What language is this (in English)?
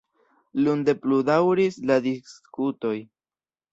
Esperanto